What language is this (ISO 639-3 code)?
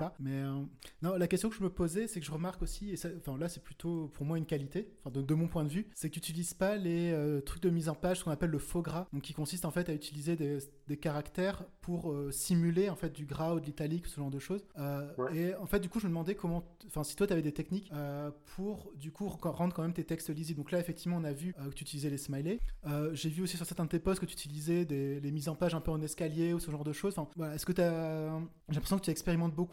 fra